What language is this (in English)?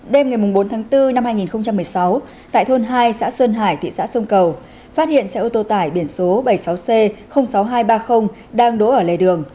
Vietnamese